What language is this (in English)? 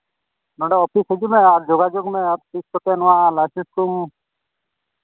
Santali